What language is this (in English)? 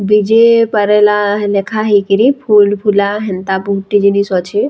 Sambalpuri